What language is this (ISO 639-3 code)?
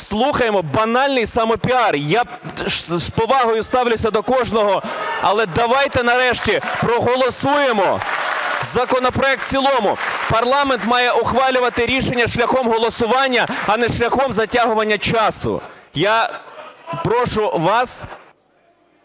ukr